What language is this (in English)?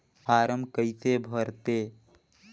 Chhattisgarhi